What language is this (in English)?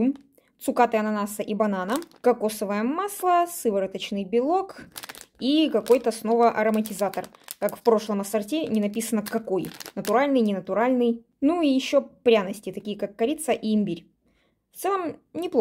Russian